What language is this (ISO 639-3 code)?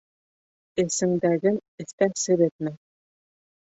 bak